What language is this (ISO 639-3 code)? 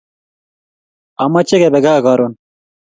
kln